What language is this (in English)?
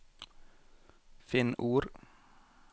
Norwegian